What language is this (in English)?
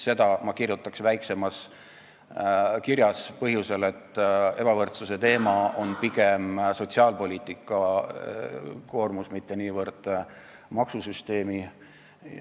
Estonian